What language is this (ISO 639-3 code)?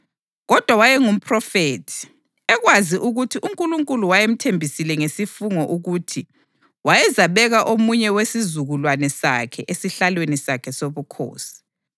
nde